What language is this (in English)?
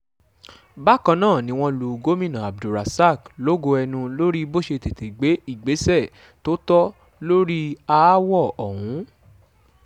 Yoruba